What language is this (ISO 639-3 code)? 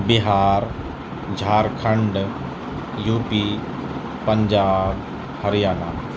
urd